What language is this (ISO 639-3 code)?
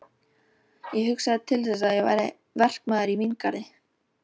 isl